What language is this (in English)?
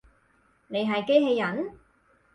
Cantonese